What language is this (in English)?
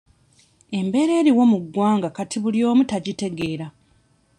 Ganda